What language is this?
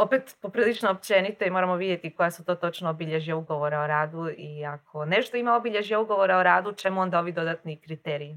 Croatian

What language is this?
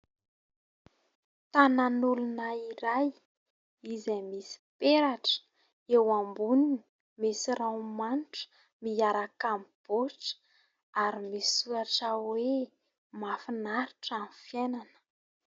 Malagasy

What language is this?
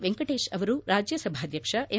Kannada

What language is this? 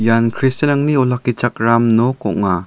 Garo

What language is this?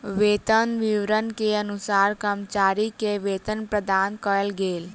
Maithili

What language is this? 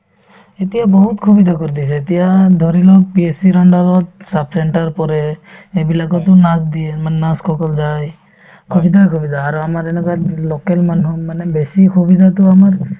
Assamese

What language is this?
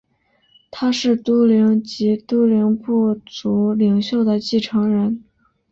Chinese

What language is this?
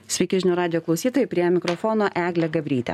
Lithuanian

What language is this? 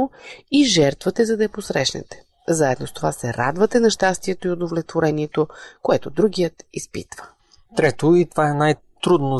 Bulgarian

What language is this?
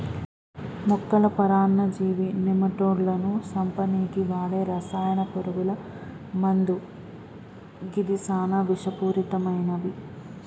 Telugu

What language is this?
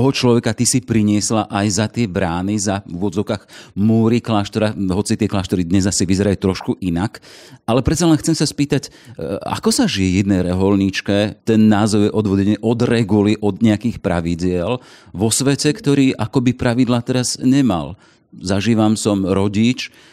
Slovak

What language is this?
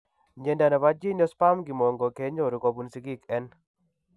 Kalenjin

